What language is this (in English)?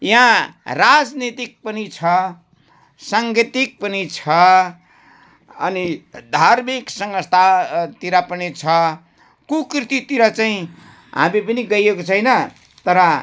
Nepali